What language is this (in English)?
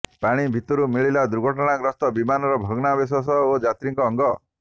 Odia